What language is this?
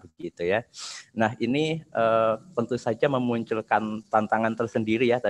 Indonesian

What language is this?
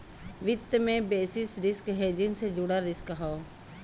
Bhojpuri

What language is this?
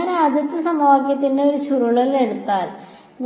Malayalam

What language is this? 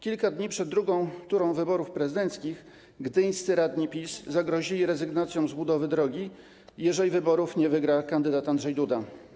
Polish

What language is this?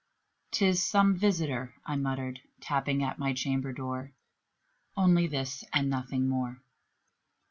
English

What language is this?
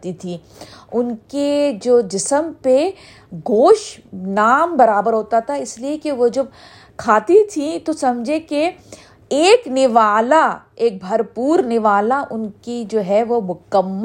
Urdu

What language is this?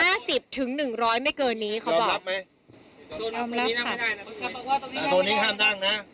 Thai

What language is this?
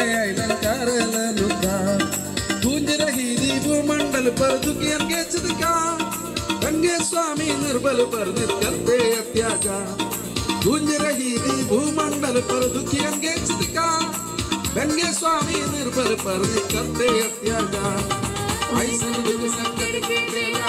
Arabic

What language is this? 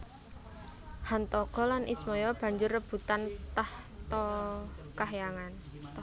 Javanese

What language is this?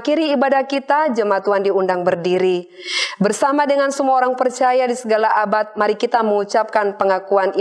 Indonesian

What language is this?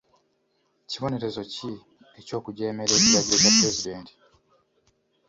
Ganda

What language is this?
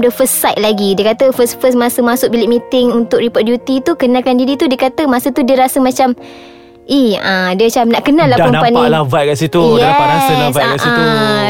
Malay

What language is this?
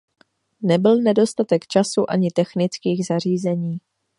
Czech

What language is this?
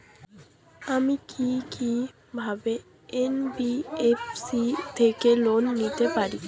Bangla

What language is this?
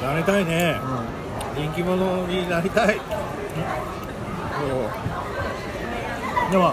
Japanese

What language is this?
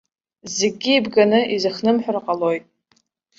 Abkhazian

